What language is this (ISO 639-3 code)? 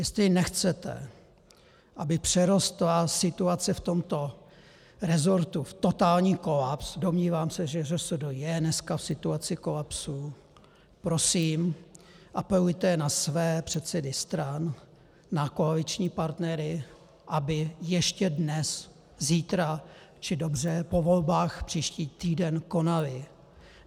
ces